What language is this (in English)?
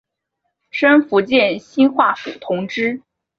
Chinese